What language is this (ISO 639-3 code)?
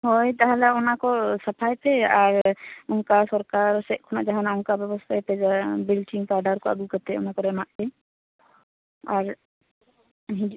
sat